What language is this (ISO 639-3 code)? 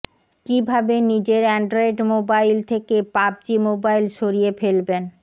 ben